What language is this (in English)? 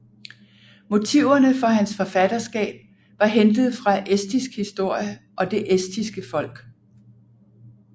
Danish